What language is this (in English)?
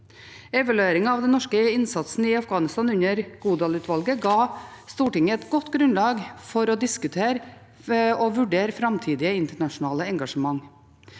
Norwegian